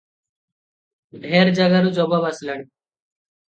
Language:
Odia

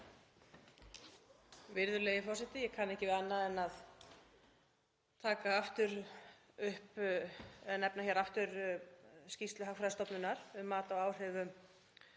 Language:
Icelandic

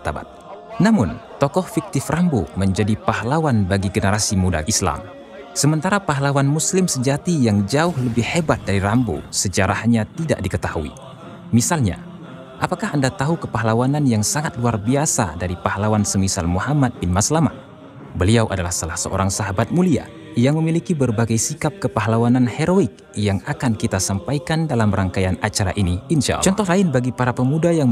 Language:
Indonesian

